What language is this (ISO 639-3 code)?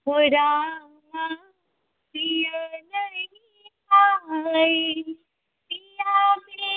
mai